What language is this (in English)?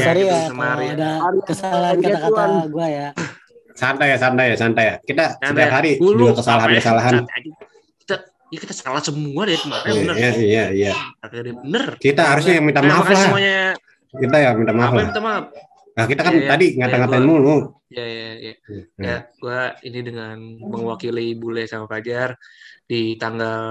Indonesian